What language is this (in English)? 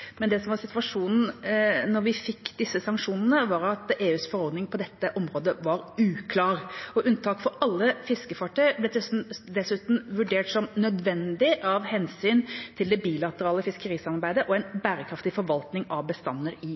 Norwegian Bokmål